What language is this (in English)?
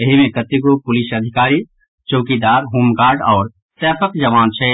Maithili